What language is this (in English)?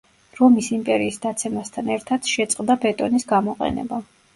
Georgian